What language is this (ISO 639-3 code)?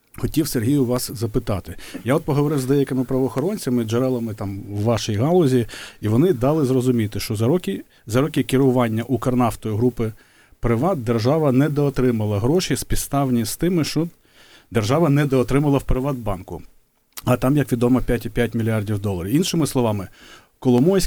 ukr